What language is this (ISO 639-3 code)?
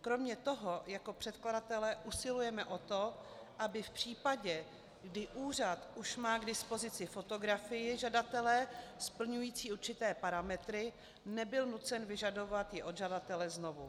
ces